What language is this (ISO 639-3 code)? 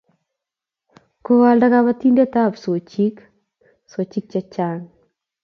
kln